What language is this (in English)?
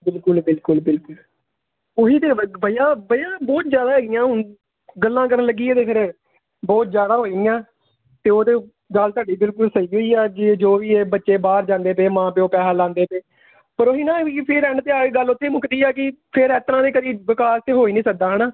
Punjabi